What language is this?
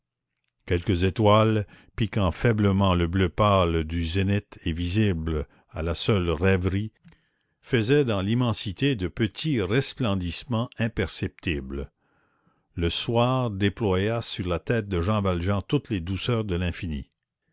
French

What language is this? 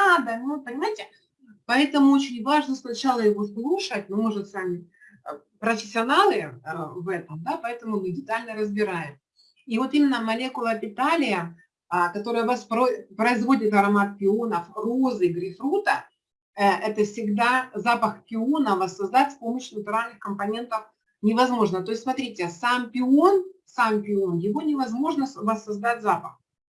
Russian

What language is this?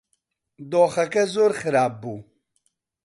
Central Kurdish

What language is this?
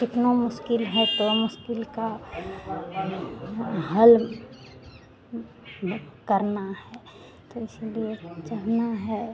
Hindi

